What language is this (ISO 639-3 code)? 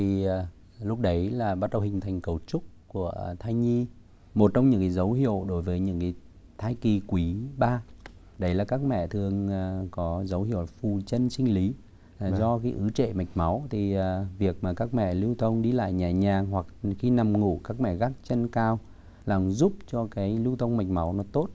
vie